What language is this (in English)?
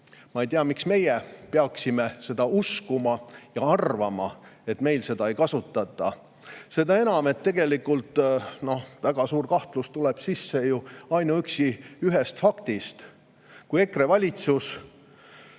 Estonian